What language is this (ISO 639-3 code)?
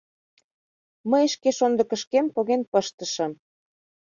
chm